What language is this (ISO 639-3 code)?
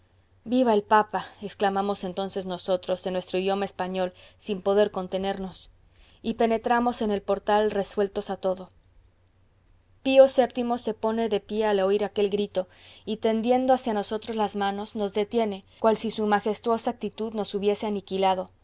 spa